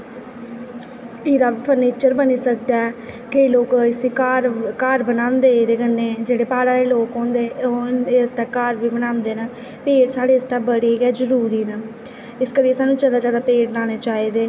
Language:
Dogri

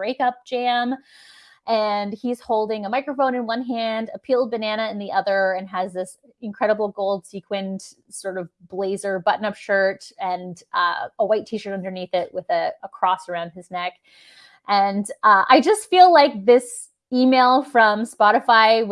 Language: English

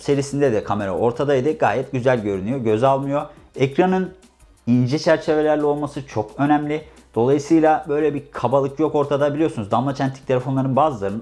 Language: Turkish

